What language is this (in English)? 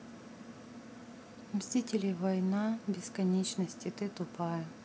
Russian